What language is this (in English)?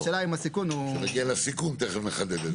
Hebrew